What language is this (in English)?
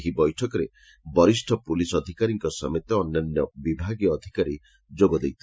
Odia